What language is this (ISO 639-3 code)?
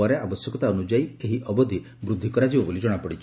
ori